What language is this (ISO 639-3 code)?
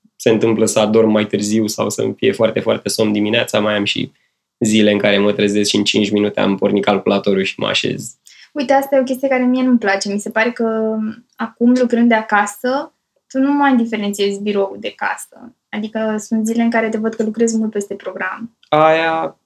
ron